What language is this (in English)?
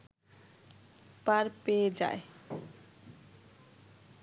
Bangla